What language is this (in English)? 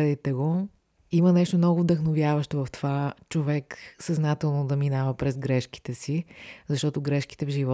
Bulgarian